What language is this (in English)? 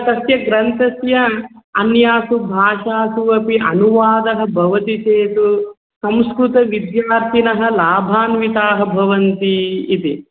Sanskrit